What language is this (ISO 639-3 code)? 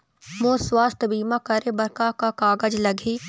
hne